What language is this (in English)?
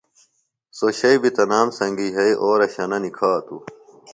Phalura